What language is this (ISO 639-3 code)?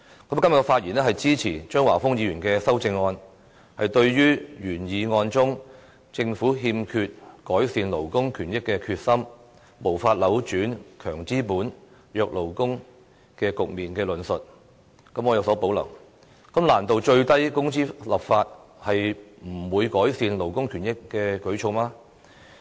yue